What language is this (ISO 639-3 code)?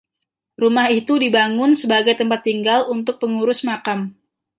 ind